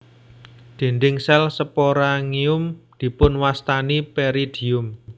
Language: Javanese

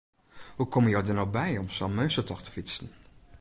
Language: Western Frisian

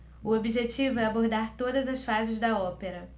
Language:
Portuguese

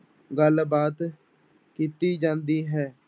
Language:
Punjabi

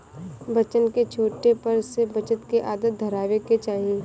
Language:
Bhojpuri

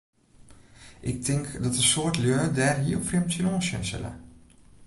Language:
Western Frisian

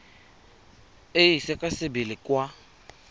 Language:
Tswana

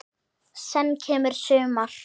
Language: Icelandic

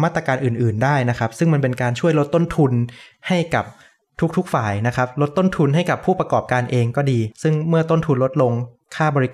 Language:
Thai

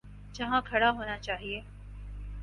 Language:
Urdu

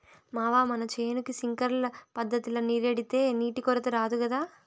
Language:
Telugu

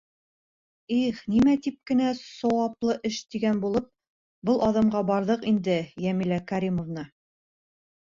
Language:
Bashkir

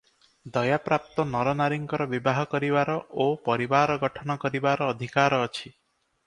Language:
Odia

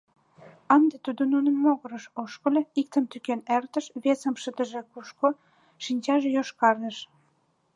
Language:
Mari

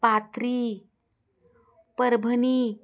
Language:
Marathi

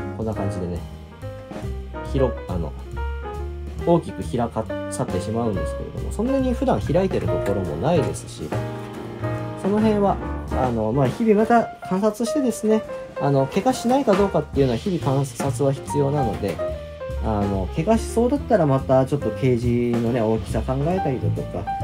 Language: Japanese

